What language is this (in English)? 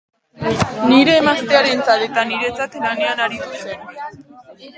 Basque